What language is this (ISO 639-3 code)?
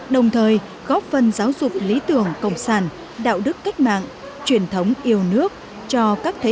vie